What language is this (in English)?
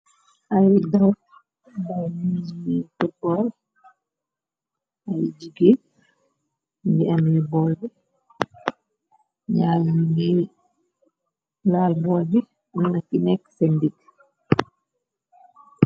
Wolof